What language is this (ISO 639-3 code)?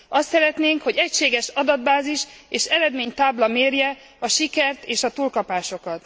hun